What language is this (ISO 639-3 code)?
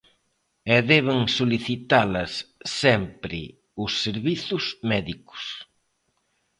glg